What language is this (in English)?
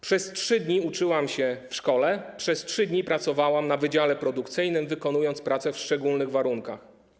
Polish